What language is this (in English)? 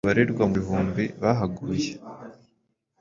Kinyarwanda